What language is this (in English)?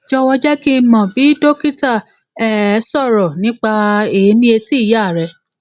Yoruba